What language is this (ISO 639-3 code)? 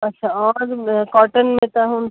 snd